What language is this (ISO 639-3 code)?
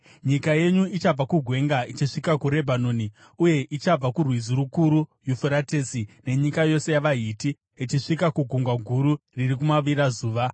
sna